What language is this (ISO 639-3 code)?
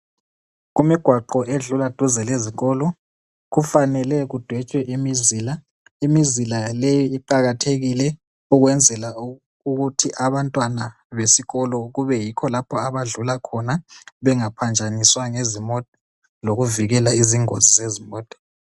nde